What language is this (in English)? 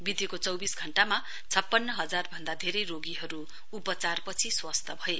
Nepali